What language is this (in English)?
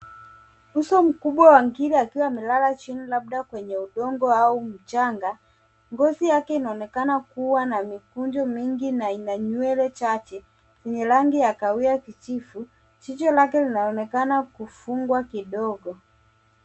Swahili